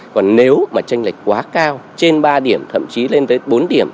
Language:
Vietnamese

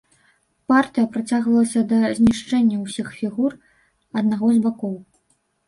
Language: Belarusian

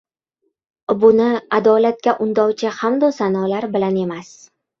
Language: Uzbek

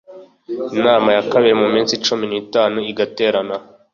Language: Kinyarwanda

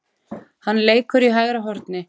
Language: Icelandic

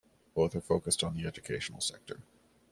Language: English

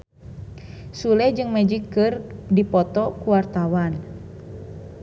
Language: Sundanese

